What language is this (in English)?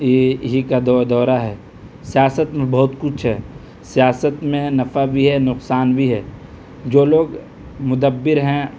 Urdu